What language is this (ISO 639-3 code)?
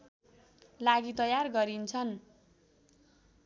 nep